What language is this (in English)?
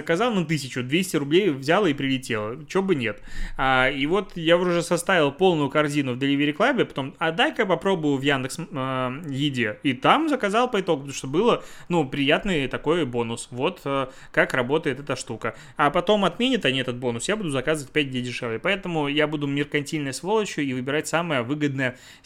Russian